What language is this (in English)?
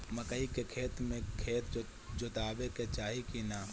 Bhojpuri